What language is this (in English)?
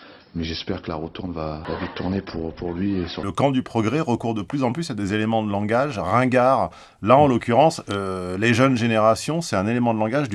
French